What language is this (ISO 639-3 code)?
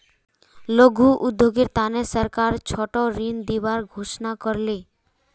mag